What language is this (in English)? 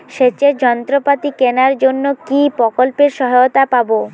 Bangla